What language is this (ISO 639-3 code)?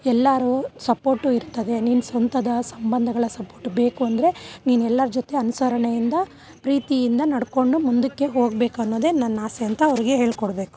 kan